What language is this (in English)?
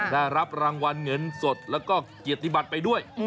Thai